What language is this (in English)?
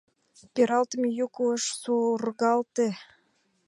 Mari